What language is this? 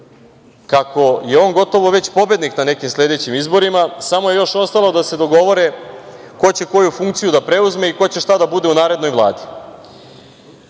Serbian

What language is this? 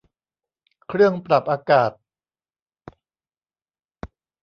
Thai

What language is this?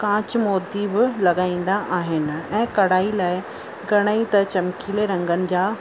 Sindhi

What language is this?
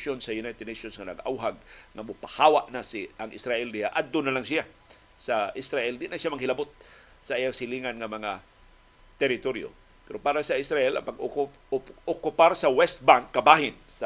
Filipino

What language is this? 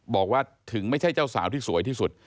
Thai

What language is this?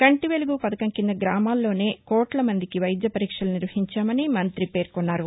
Telugu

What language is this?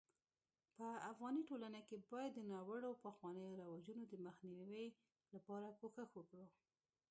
Pashto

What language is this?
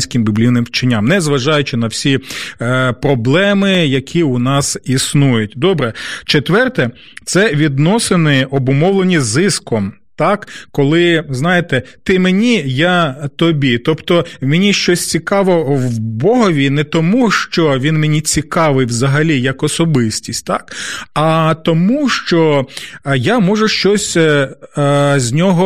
Ukrainian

